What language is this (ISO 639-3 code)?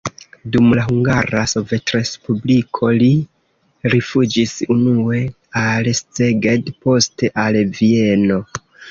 epo